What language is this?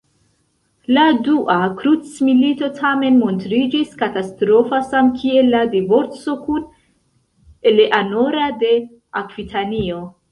Esperanto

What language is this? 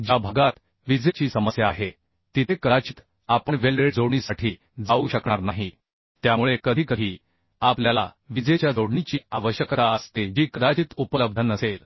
Marathi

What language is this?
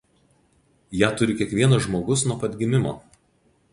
Lithuanian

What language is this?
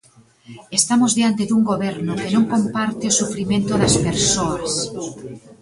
Galician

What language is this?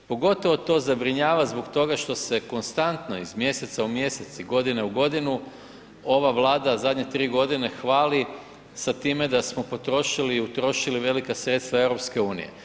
Croatian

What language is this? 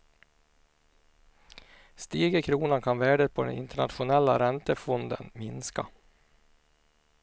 Swedish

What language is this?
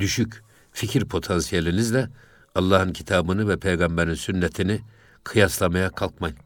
Turkish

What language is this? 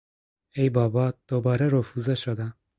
Persian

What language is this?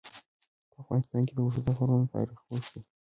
Pashto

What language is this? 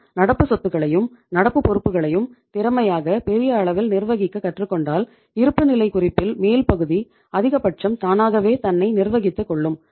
Tamil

